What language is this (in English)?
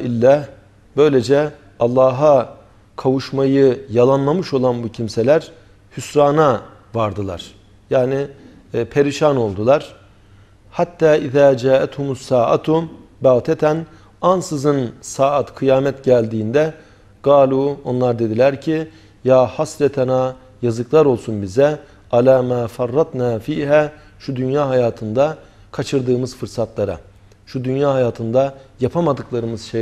Turkish